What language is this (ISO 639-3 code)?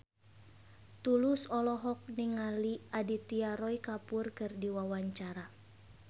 sun